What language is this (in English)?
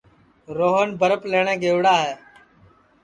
Sansi